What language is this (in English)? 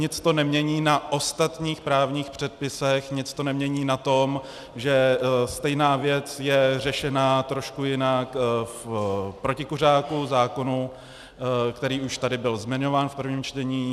Czech